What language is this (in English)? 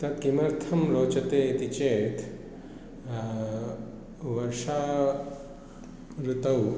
Sanskrit